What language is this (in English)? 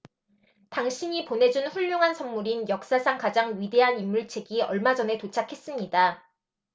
Korean